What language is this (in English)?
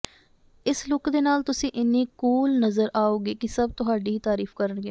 Punjabi